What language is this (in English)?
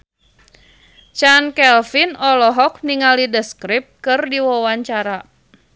Sundanese